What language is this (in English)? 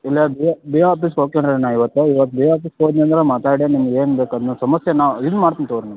Kannada